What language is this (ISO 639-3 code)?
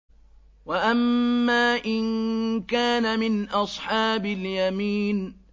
ara